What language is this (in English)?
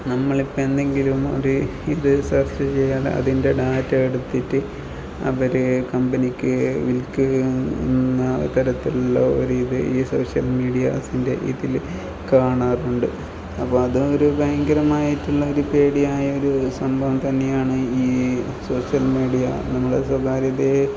Malayalam